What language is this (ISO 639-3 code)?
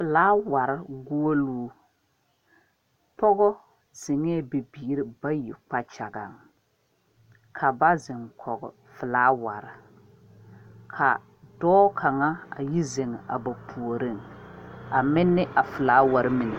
dga